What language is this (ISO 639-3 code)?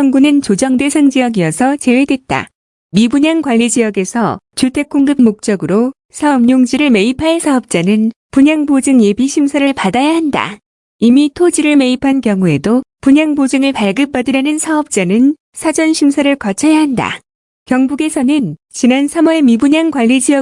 kor